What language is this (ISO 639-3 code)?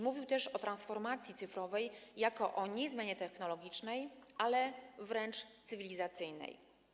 pol